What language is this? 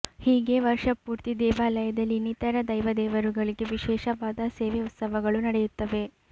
Kannada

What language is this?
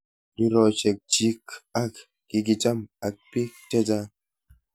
Kalenjin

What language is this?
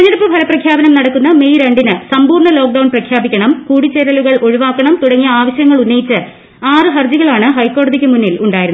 Malayalam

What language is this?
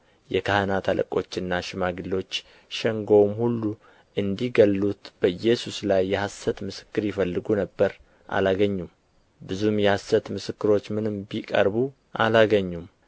Amharic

